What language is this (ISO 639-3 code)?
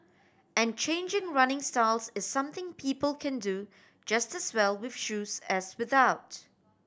eng